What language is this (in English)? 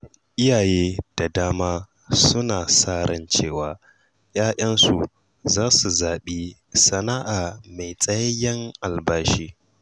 Hausa